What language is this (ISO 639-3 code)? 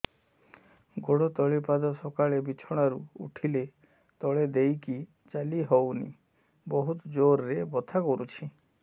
ori